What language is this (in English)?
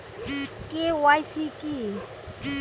Bangla